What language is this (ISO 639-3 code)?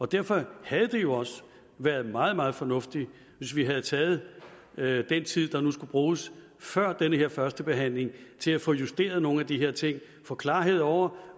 dan